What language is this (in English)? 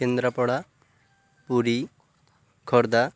Odia